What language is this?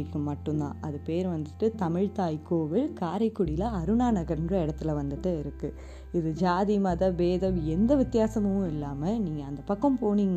Tamil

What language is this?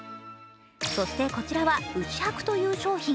Japanese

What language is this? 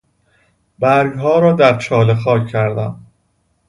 Persian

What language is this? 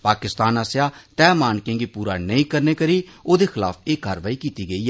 Dogri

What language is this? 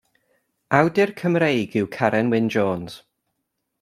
Welsh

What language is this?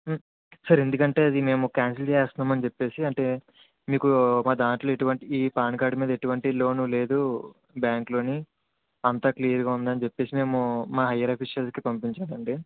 Telugu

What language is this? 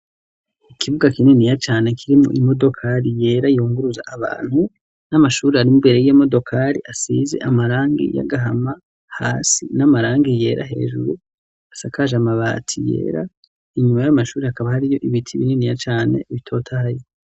Rundi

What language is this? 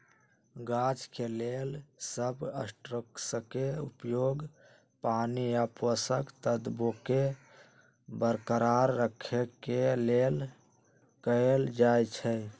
Magahi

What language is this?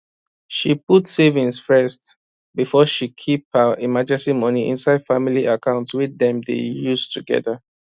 Nigerian Pidgin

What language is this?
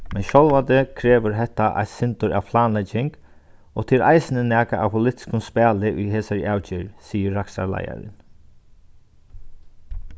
Faroese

